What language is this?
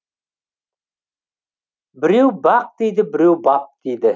Kazakh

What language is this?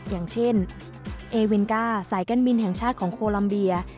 Thai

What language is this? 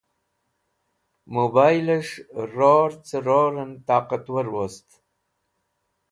Wakhi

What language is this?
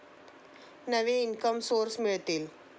Marathi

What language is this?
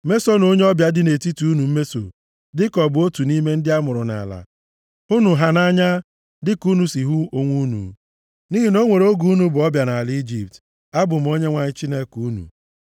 Igbo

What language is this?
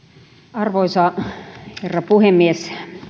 Finnish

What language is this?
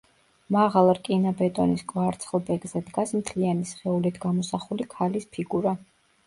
Georgian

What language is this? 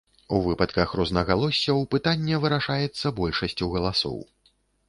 Belarusian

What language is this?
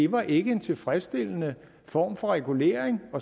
Danish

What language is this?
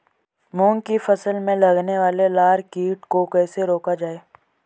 Hindi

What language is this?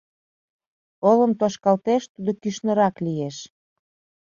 Mari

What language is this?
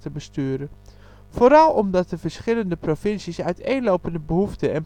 Dutch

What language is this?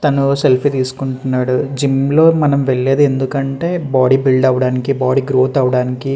Telugu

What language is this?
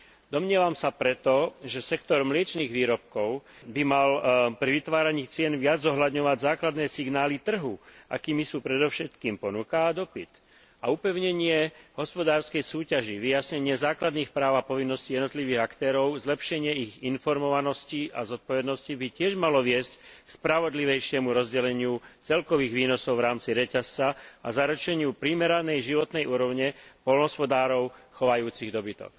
Slovak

